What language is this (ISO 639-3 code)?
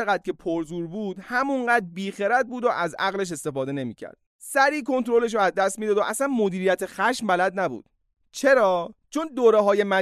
fas